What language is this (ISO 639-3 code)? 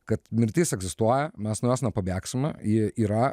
lit